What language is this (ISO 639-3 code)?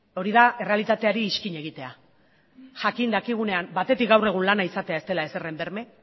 eus